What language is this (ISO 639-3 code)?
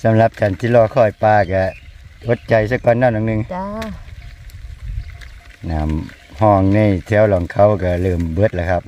tha